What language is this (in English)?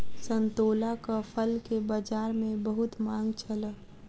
Maithili